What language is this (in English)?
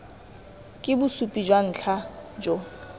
Tswana